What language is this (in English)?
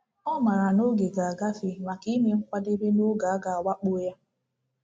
Igbo